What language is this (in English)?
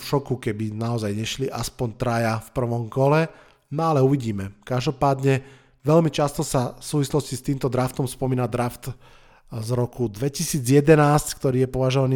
Slovak